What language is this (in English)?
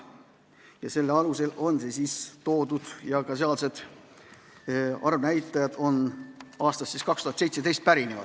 Estonian